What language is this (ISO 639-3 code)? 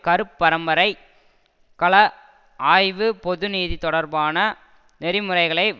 tam